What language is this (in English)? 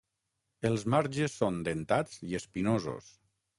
Catalan